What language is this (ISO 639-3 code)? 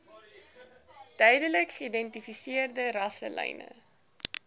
afr